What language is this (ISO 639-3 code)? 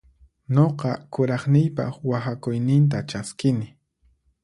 qxp